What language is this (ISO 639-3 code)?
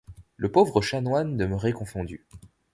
fra